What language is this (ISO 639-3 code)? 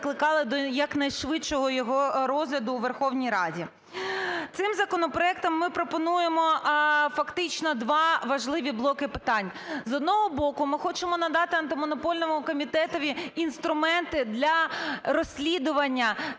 ukr